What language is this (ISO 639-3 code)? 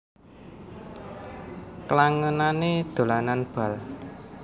jav